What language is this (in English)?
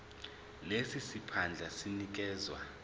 Zulu